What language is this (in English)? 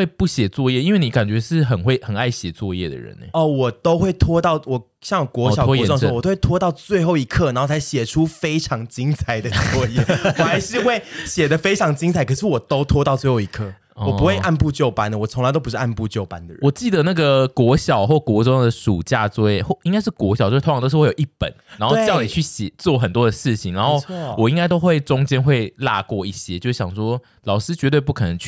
Chinese